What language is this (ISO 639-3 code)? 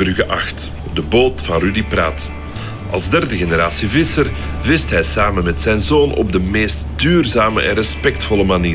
nld